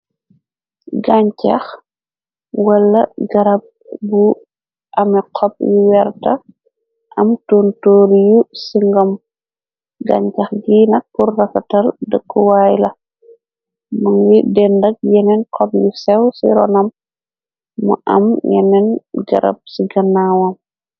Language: Wolof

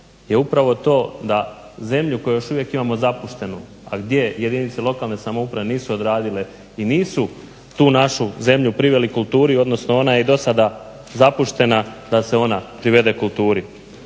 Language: Croatian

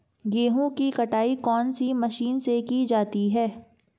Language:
Hindi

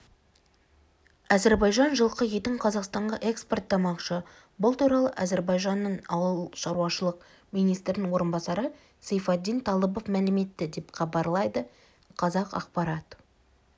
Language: Kazakh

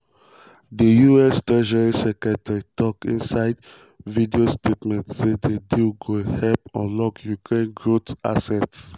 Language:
Nigerian Pidgin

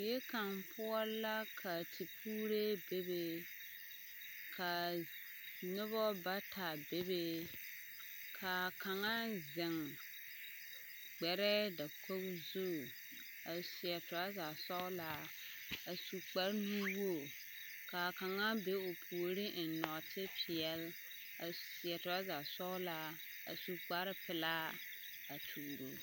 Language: Southern Dagaare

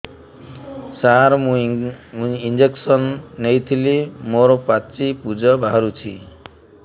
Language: Odia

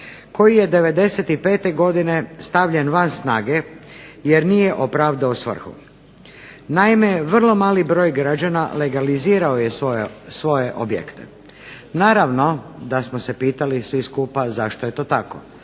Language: Croatian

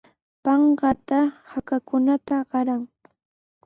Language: Sihuas Ancash Quechua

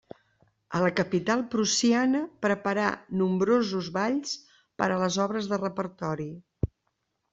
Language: Catalan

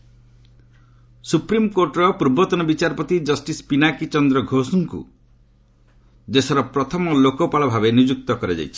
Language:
Odia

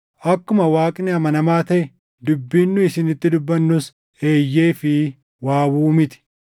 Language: Oromo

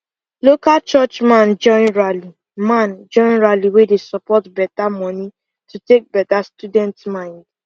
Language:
Nigerian Pidgin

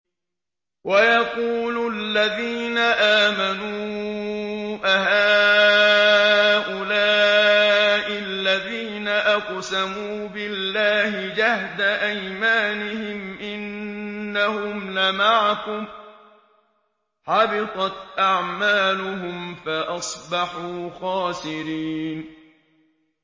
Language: Arabic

